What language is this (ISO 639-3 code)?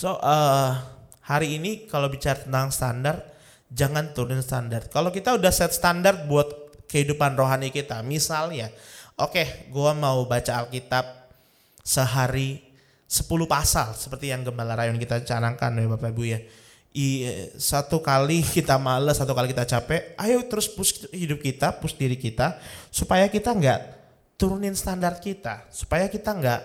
ind